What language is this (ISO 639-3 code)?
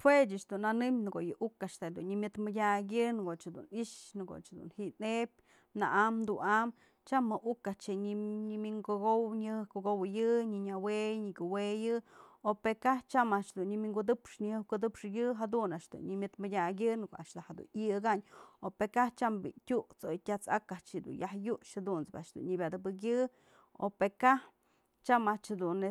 mzl